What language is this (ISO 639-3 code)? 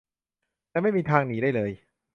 tha